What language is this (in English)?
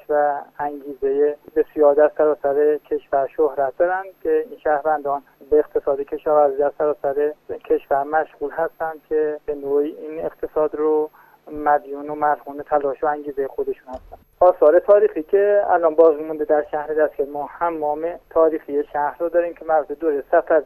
Persian